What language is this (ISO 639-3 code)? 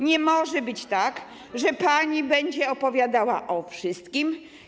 pol